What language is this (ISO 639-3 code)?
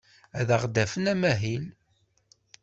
kab